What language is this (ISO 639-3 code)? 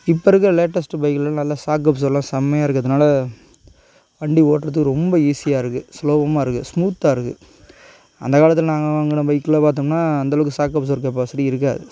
tam